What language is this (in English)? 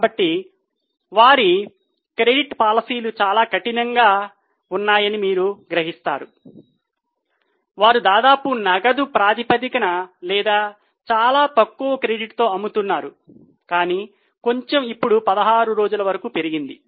Telugu